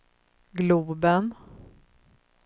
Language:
Swedish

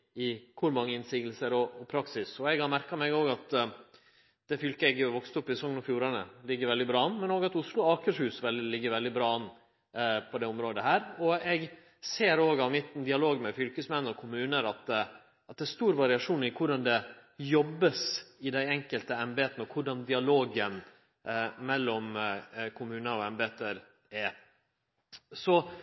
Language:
Norwegian Nynorsk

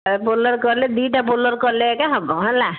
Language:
Odia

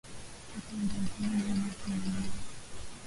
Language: Swahili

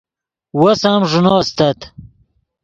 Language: Yidgha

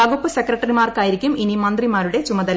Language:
Malayalam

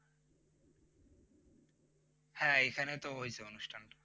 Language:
Bangla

